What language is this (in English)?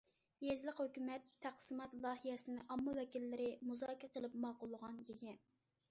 Uyghur